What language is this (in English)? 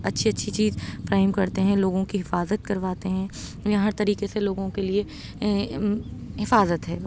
Urdu